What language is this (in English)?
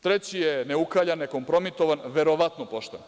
Serbian